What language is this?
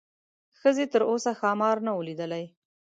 Pashto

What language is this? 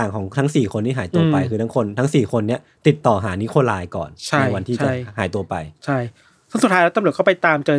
Thai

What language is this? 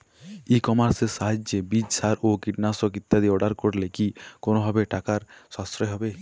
Bangla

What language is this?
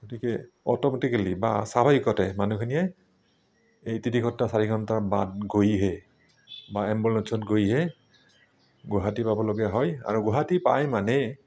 Assamese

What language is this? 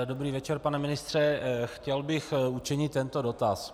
Czech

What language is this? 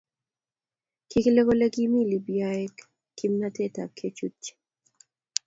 Kalenjin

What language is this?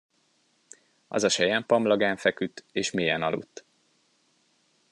Hungarian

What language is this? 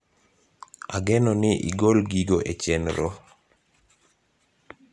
Luo (Kenya and Tanzania)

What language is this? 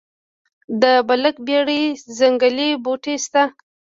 Pashto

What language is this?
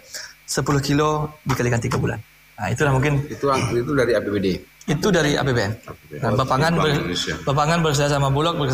Indonesian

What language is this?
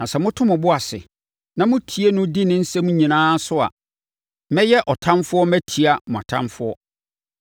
Akan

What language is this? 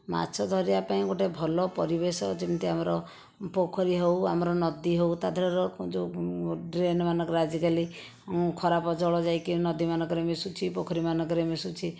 Odia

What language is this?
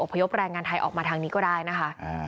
Thai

